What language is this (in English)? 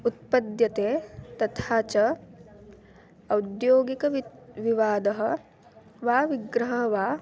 Sanskrit